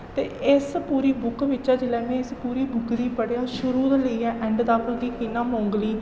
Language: Dogri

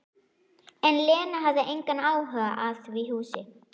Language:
Icelandic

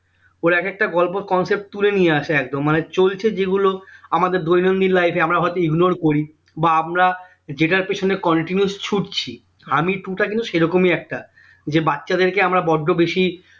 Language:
Bangla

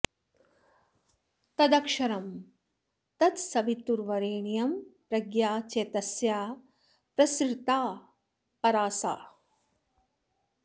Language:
Sanskrit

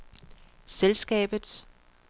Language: Danish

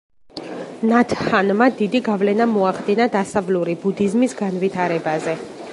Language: Georgian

